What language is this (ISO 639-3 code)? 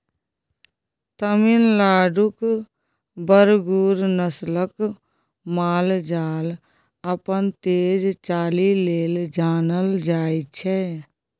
mai